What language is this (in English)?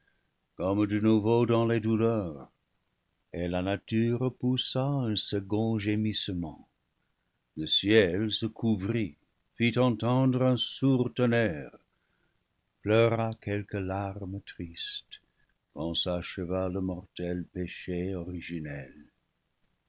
French